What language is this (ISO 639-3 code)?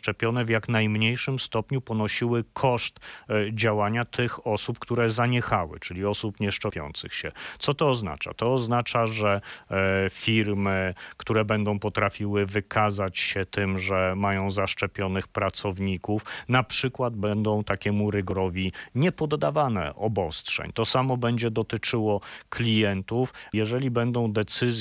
pol